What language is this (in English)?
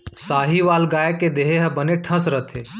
Chhattisgarhi